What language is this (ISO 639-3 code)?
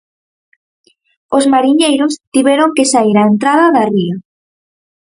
glg